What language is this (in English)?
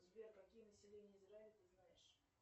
Russian